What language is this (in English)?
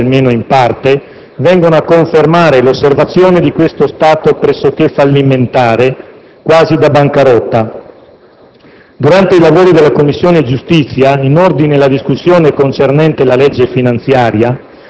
Italian